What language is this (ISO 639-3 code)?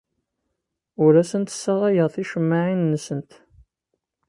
kab